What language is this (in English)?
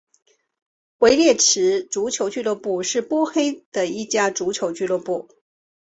Chinese